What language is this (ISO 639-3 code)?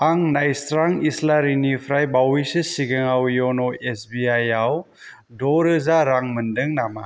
brx